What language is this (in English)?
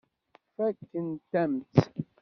Kabyle